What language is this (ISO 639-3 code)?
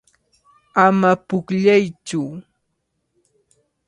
qvl